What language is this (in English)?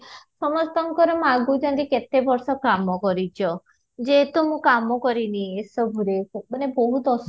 Odia